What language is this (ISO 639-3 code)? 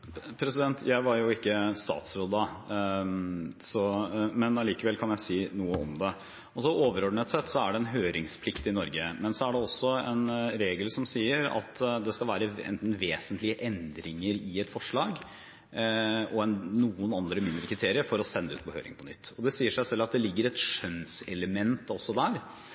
nob